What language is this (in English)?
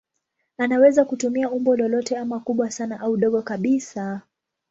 Swahili